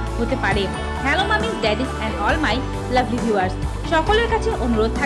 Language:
Bangla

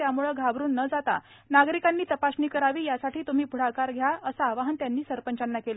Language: Marathi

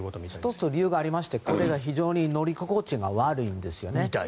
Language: Japanese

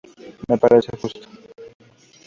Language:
Spanish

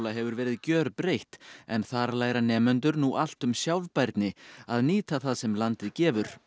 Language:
Icelandic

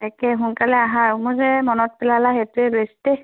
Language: Assamese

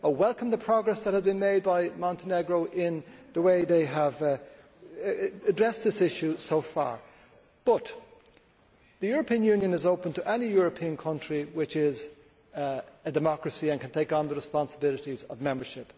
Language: English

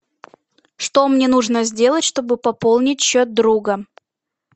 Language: Russian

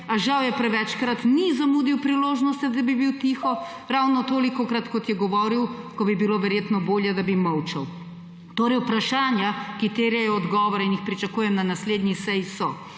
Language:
Slovenian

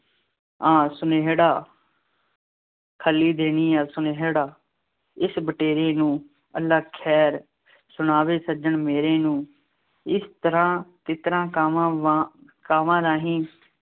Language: Punjabi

